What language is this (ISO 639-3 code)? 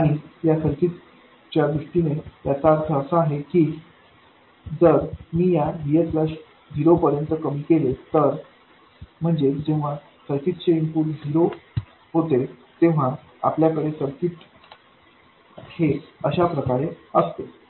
mar